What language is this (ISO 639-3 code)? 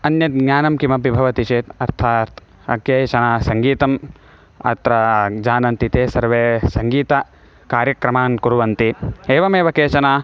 san